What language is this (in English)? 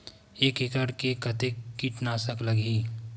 Chhattisgarhi